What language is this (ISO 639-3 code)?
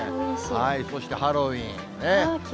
jpn